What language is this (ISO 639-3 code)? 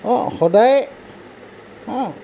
asm